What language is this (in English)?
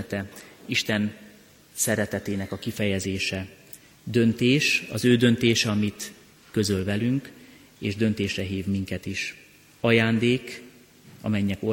Hungarian